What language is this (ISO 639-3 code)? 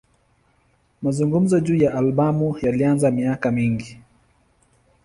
swa